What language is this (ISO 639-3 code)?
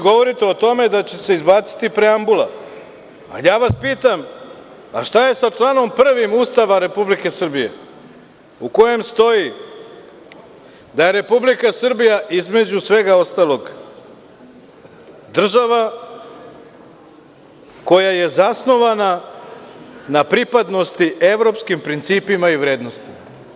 srp